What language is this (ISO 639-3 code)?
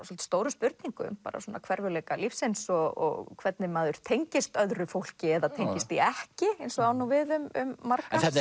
isl